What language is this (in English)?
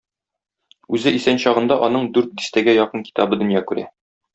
Tatar